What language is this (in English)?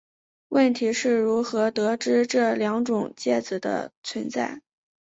Chinese